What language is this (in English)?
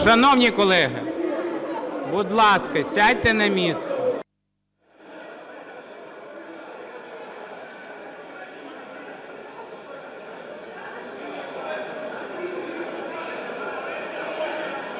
Ukrainian